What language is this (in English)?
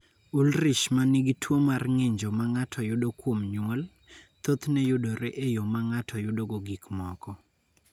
Luo (Kenya and Tanzania)